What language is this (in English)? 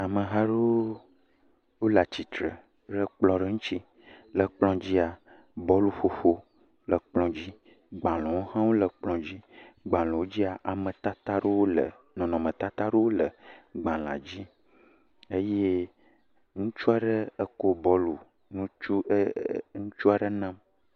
Ewe